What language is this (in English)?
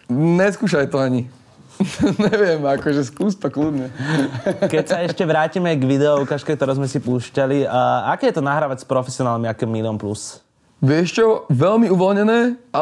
Slovak